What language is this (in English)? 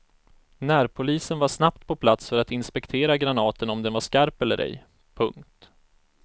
Swedish